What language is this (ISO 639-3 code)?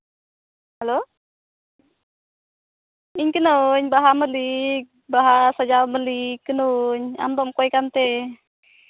sat